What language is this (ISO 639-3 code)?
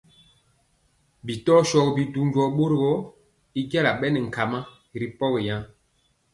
mcx